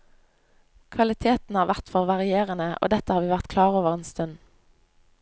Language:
Norwegian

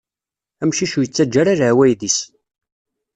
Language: Kabyle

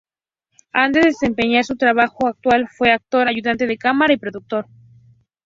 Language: Spanish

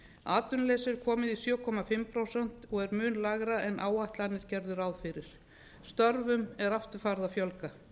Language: Icelandic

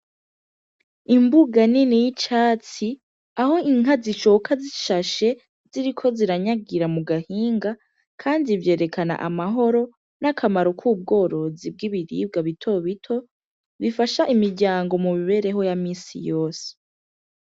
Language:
Rundi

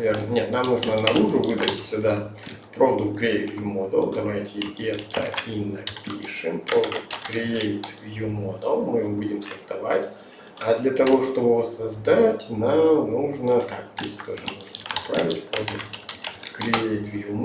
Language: Russian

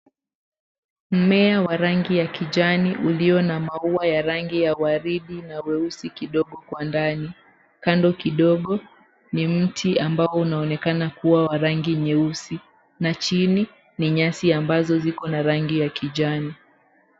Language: Swahili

